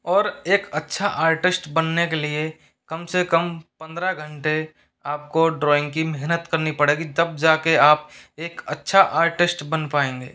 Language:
Hindi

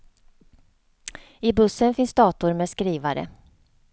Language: Swedish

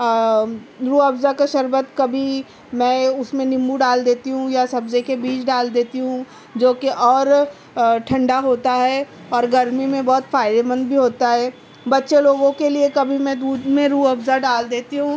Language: Urdu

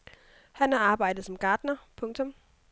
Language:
Danish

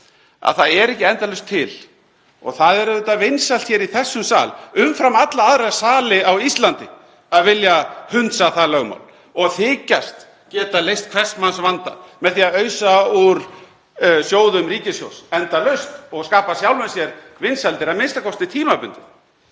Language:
Icelandic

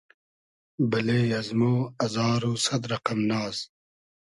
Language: Hazaragi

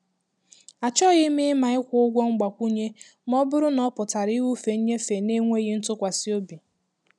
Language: Igbo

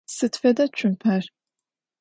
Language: Adyghe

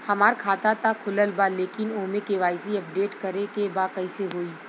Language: Bhojpuri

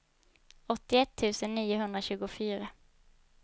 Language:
Swedish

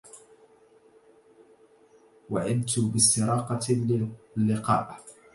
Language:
Arabic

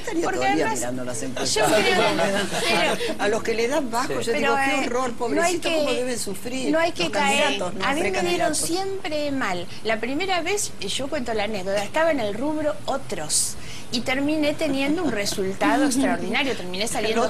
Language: Spanish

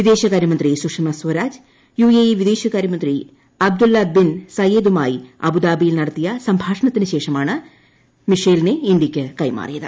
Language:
Malayalam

